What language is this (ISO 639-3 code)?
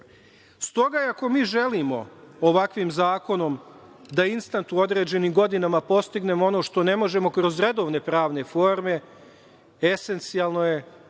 srp